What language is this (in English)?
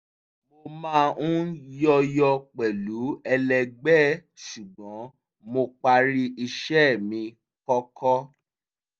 Yoruba